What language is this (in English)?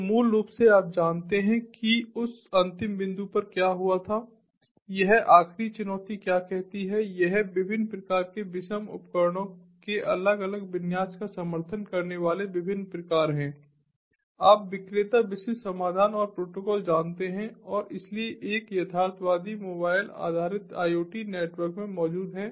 Hindi